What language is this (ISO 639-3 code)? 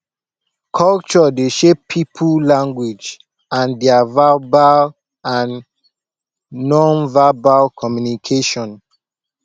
pcm